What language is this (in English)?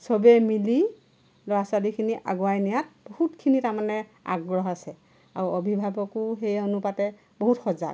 Assamese